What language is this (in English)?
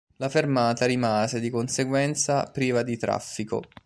Italian